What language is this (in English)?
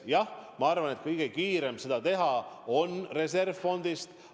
Estonian